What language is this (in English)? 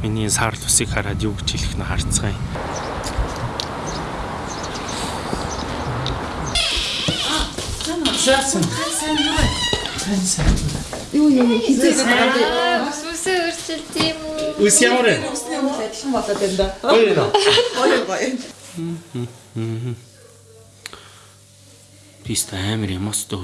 Turkish